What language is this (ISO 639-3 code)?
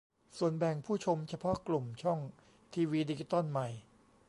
tha